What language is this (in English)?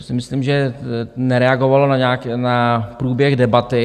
Czech